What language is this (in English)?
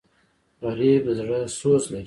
Pashto